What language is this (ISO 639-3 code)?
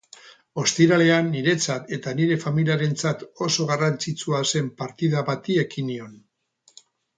eus